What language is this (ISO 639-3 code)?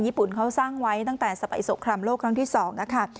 tha